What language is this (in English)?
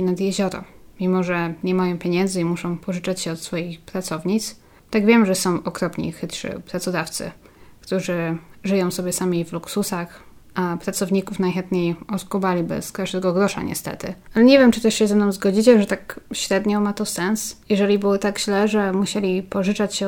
Polish